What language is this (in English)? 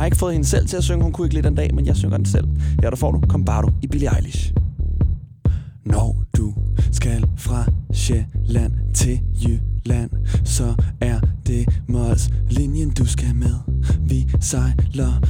Danish